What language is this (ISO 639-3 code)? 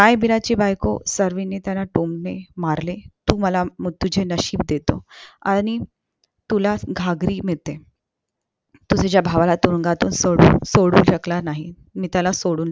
mar